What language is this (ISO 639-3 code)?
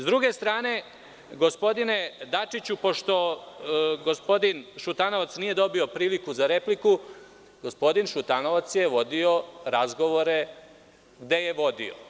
srp